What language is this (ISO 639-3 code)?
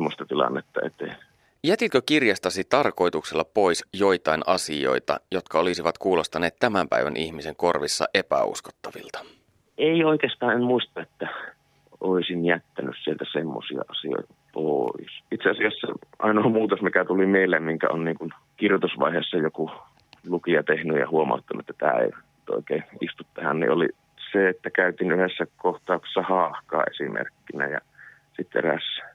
fin